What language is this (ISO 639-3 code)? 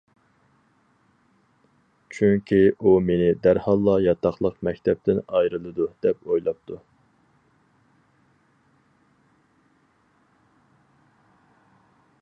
uig